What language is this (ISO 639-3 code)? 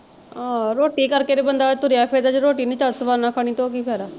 pan